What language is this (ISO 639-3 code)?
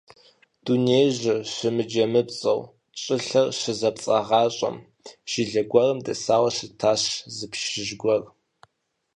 kbd